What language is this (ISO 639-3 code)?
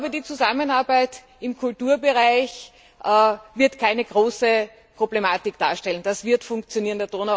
deu